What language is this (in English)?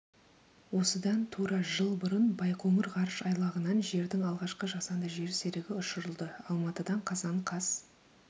Kazakh